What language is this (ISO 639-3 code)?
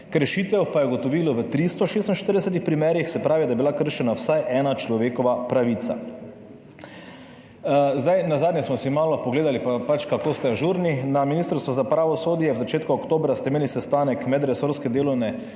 slv